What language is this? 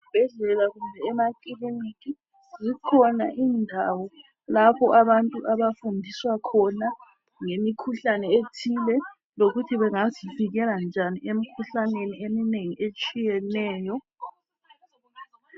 North Ndebele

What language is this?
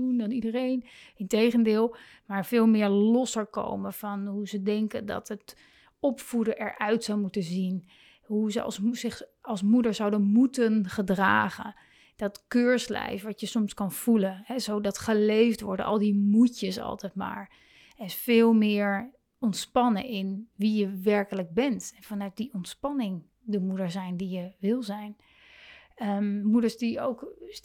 Dutch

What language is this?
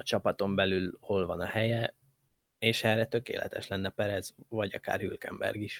Hungarian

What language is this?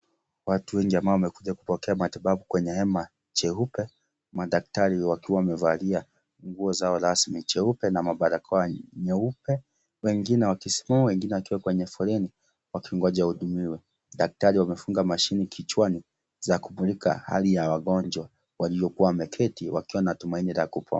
Swahili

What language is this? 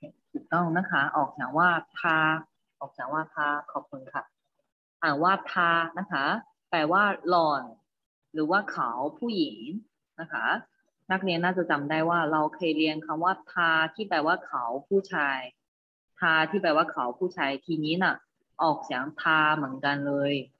Thai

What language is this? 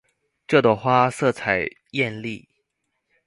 Chinese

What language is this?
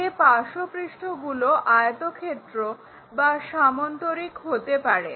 Bangla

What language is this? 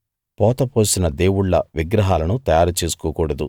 Telugu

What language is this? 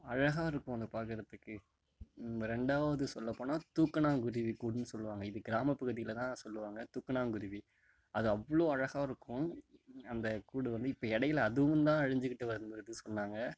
Tamil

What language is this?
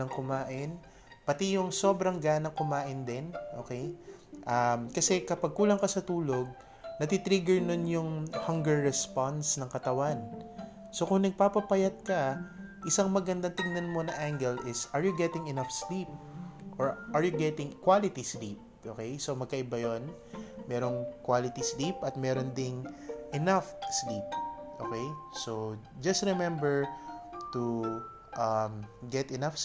Filipino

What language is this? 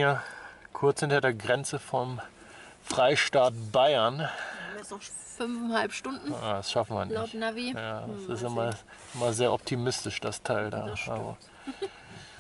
German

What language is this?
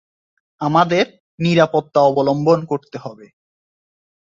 Bangla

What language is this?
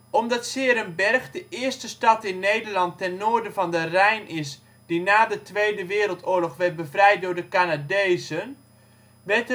Dutch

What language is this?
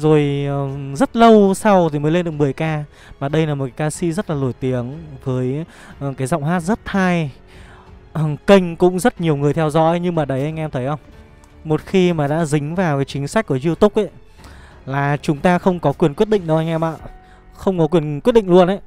Vietnamese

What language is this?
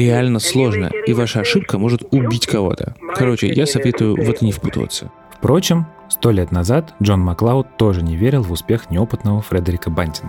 Russian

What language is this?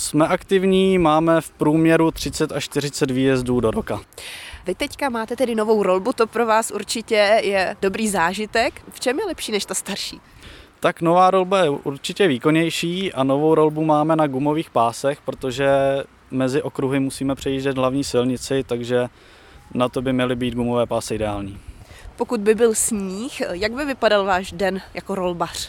Czech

